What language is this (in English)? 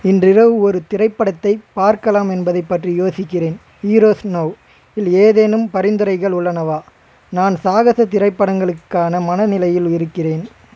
Tamil